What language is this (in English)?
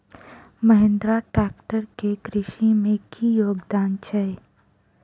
Maithili